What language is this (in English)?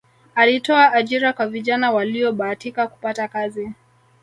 Swahili